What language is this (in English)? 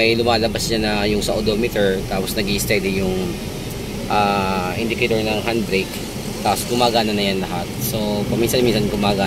Filipino